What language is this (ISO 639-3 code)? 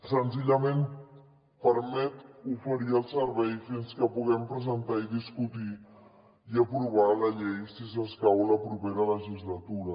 cat